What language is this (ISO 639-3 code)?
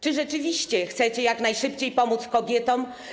pol